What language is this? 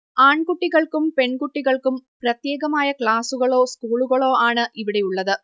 Malayalam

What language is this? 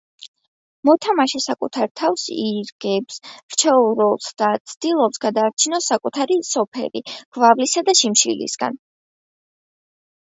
Georgian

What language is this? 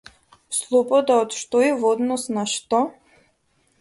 Macedonian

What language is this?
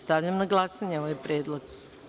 Serbian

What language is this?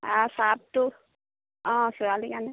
Assamese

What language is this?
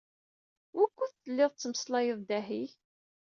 Kabyle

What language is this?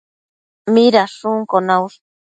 Matsés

